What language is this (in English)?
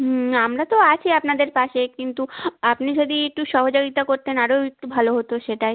Bangla